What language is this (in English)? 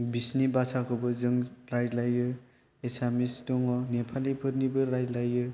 Bodo